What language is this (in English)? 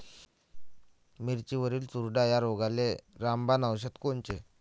Marathi